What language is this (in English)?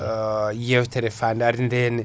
Fula